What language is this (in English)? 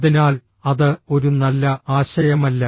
Malayalam